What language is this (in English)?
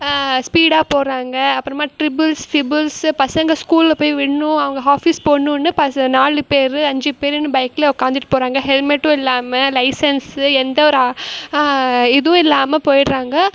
Tamil